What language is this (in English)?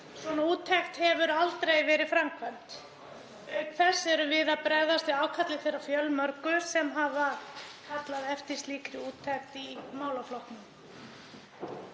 Icelandic